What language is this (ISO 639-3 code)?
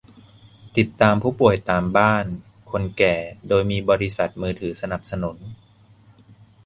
tha